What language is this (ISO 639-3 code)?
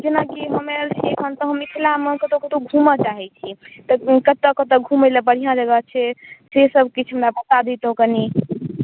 mai